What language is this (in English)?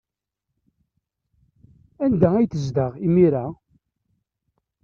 Kabyle